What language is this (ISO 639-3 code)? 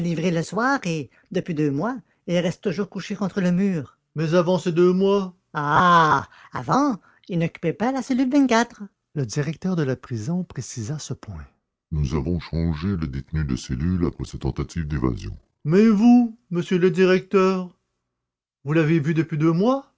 fra